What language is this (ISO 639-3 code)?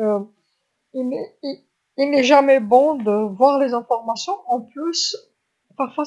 arq